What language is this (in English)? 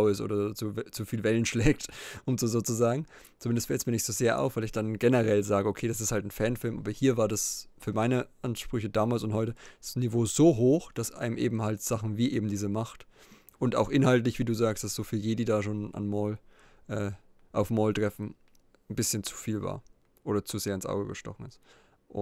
German